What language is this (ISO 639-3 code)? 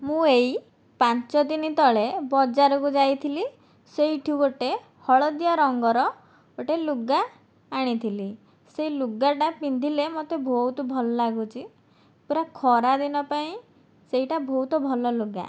ori